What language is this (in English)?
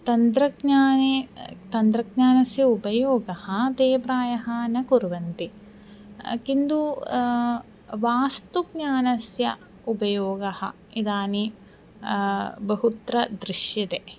Sanskrit